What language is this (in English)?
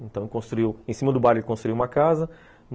Portuguese